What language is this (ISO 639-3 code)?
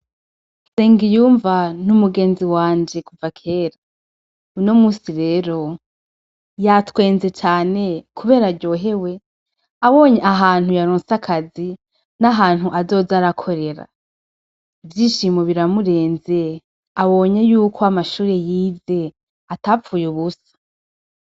run